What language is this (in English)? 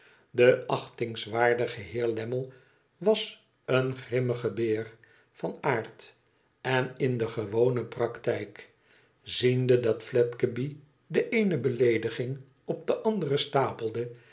Dutch